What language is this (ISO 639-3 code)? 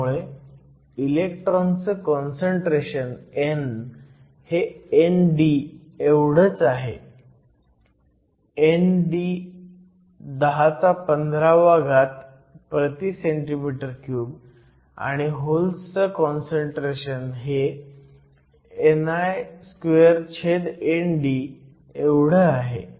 mar